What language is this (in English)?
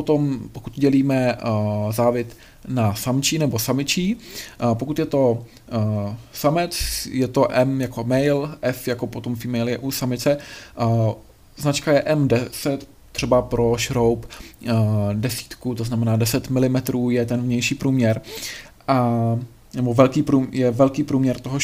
Czech